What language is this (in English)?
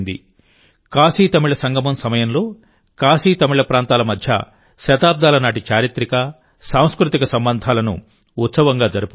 Telugu